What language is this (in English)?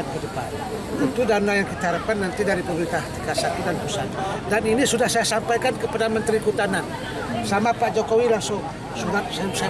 Indonesian